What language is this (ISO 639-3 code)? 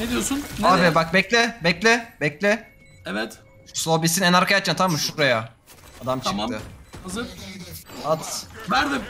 tur